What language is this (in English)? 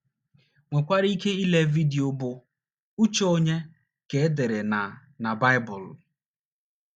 Igbo